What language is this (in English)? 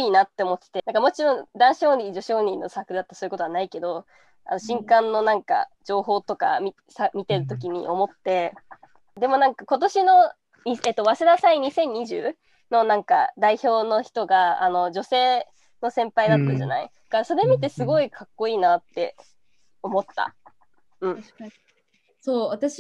Japanese